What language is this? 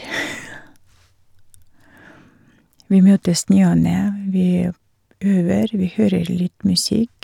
Norwegian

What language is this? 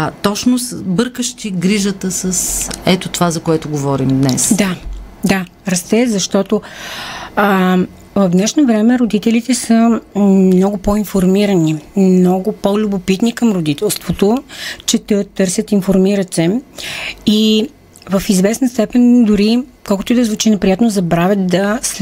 Bulgarian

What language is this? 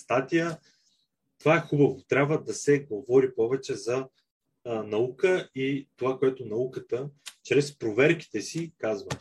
Bulgarian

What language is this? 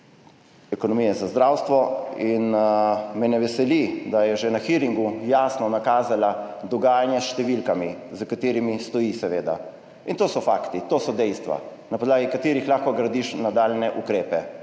Slovenian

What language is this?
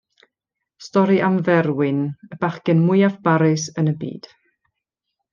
Welsh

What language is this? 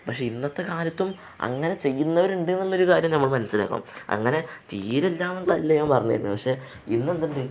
Malayalam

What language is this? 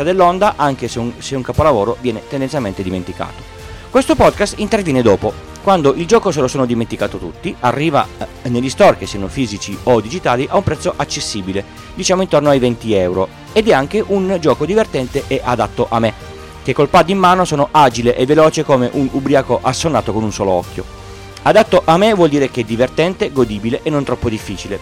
Italian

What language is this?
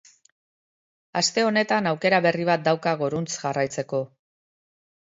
Basque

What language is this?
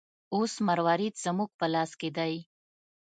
Pashto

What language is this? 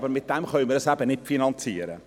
Swiss German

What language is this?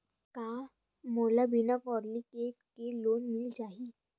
Chhattisgarhi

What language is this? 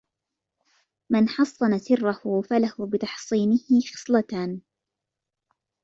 Arabic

